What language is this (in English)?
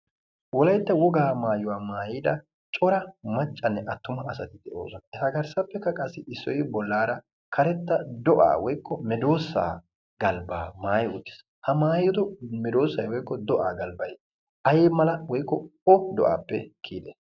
Wolaytta